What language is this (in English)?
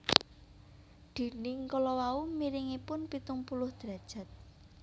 Javanese